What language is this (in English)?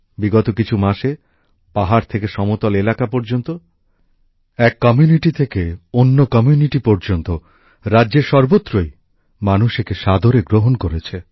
Bangla